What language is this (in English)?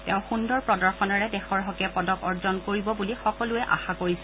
Assamese